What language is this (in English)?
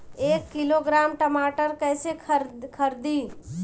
Bhojpuri